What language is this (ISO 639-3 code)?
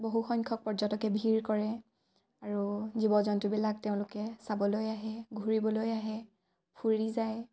asm